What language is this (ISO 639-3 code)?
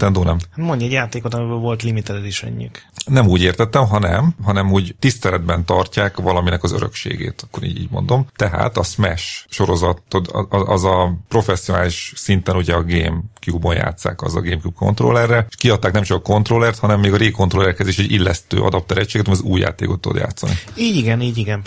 hun